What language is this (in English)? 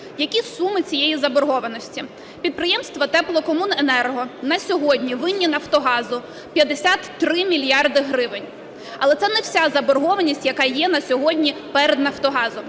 Ukrainian